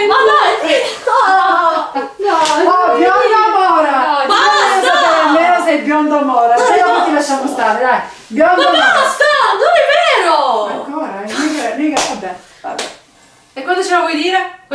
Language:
Italian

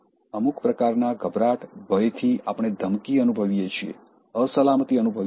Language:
Gujarati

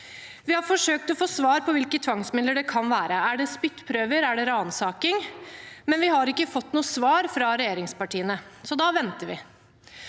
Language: Norwegian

